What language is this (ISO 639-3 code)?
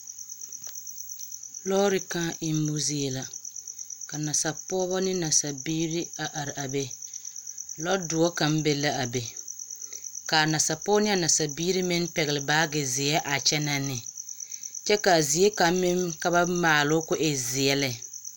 dga